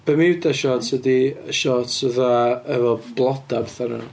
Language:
Welsh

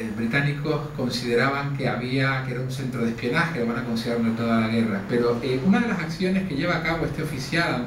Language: Spanish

